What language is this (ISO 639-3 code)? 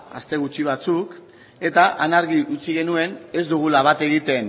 eus